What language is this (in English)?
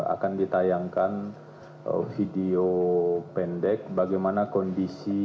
Indonesian